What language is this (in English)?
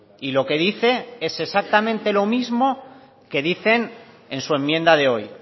Spanish